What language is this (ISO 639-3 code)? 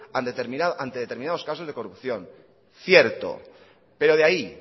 spa